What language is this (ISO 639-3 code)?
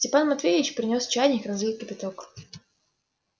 rus